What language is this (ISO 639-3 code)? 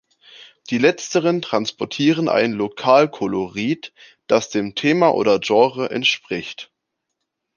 deu